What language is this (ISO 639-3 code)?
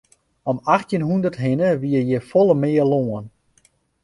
fry